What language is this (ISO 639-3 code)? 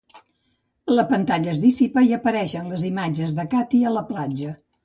cat